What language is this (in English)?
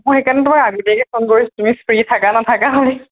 Assamese